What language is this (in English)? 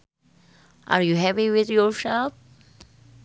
Sundanese